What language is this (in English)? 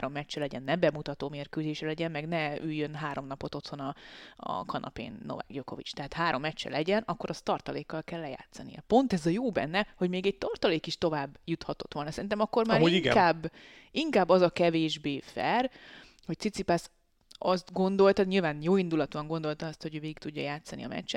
Hungarian